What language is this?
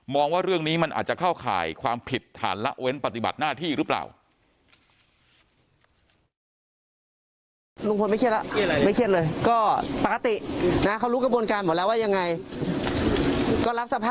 Thai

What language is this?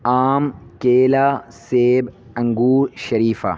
Urdu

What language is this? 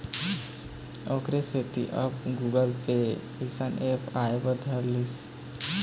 Chhattisgarhi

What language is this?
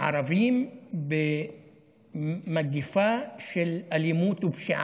Hebrew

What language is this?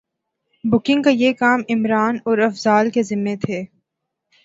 Urdu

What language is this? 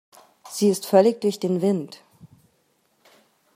German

